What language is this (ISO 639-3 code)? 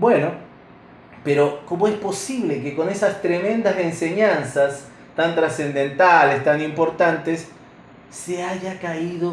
spa